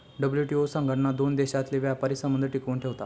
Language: Marathi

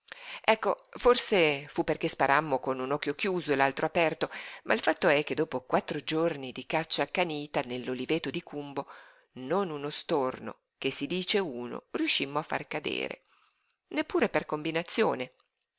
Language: Italian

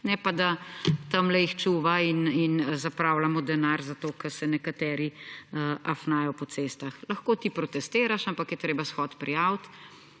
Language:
Slovenian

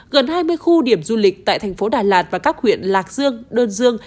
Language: Vietnamese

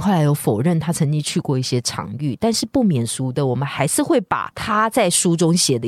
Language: Chinese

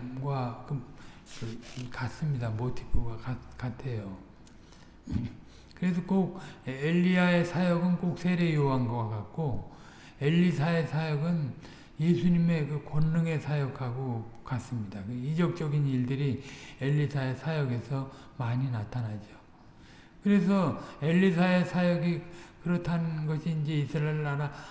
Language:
Korean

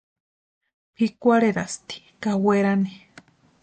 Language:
Western Highland Purepecha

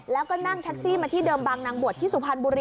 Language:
Thai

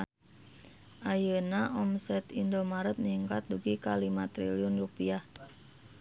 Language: Sundanese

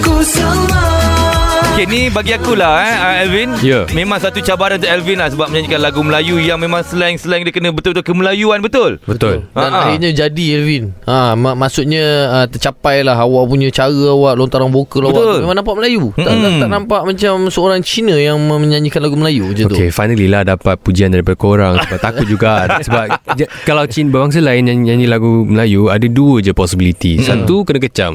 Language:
Malay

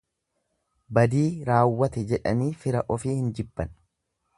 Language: Oromo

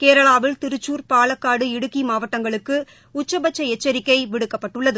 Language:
Tamil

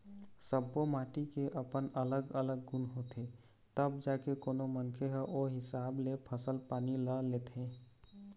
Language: Chhattisgarhi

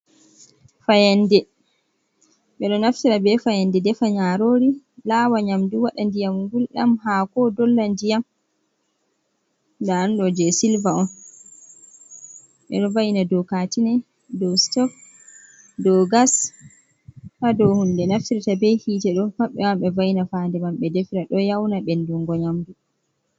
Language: Fula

